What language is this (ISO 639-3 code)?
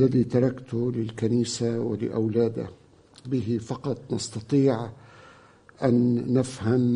ara